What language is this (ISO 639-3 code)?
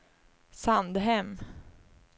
swe